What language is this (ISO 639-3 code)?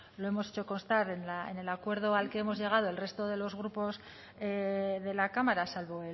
spa